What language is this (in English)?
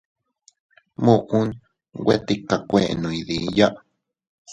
Teutila Cuicatec